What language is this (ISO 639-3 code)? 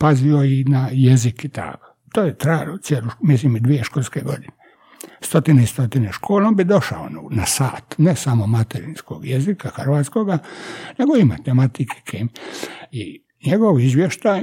hrv